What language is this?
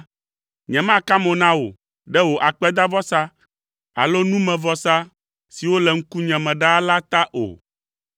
Ewe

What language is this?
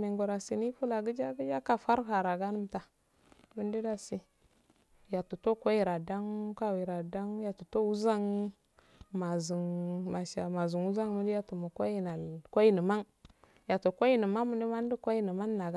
Afade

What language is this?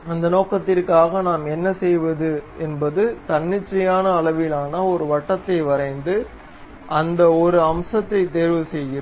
Tamil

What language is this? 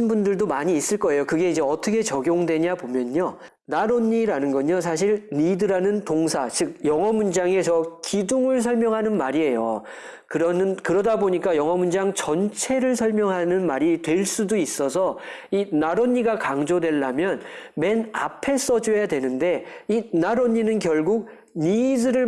Korean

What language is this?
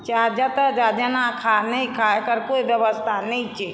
Maithili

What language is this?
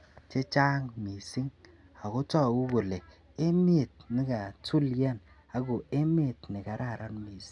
Kalenjin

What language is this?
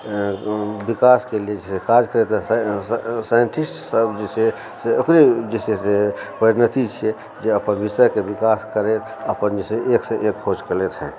Maithili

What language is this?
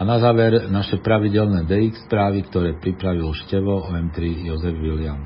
Slovak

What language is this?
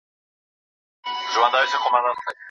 Pashto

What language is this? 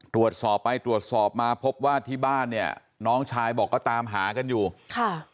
Thai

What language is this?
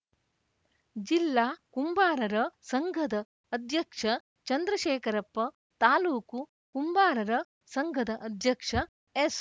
Kannada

